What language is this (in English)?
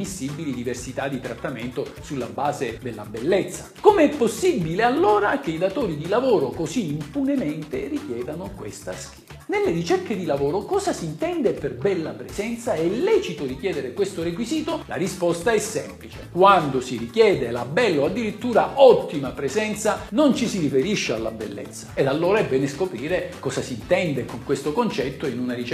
Italian